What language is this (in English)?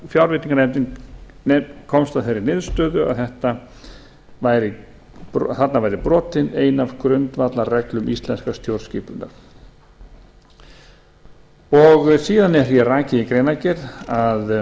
Icelandic